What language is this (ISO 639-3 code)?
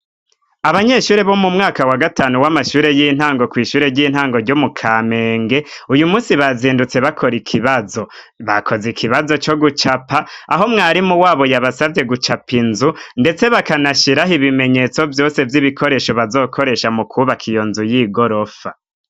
run